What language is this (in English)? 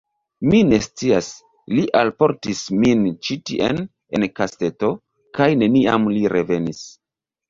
Esperanto